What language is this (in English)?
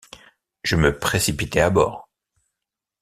French